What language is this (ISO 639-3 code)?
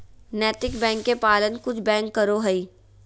mag